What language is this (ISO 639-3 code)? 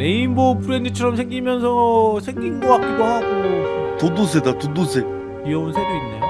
kor